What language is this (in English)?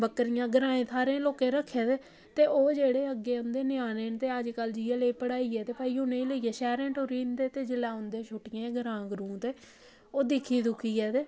Dogri